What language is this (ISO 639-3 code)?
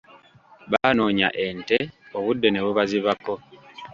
lug